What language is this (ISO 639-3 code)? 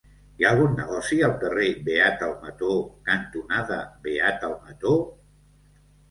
cat